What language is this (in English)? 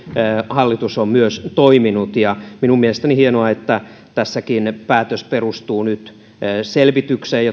Finnish